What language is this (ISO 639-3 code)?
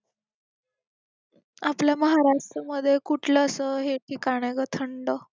mar